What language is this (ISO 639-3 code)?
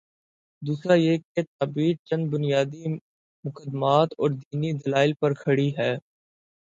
urd